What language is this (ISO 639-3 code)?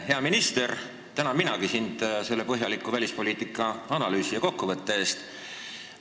est